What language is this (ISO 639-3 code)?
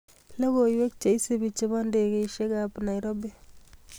kln